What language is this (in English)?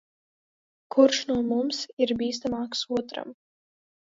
Latvian